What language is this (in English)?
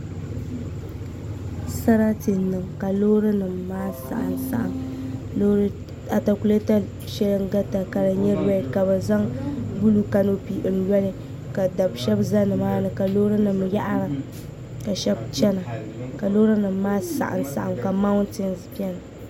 Dagbani